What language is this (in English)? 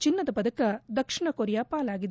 Kannada